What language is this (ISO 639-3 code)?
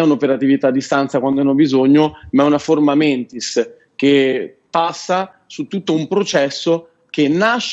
ita